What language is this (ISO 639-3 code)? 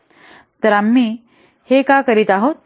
mar